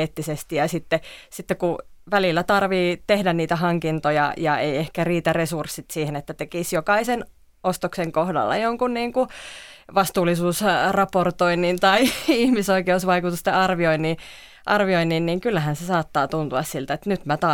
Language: Finnish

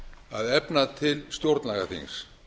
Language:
Icelandic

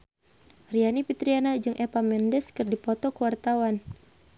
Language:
Sundanese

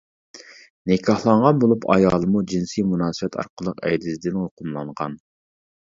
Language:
Uyghur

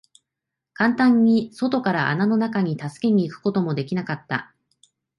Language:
Japanese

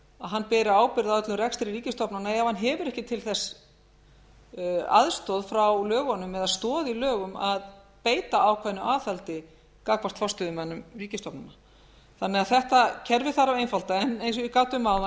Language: Icelandic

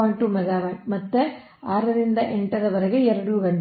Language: Kannada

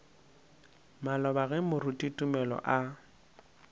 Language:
Northern Sotho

